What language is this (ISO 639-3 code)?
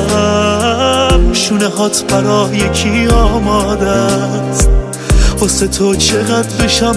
fas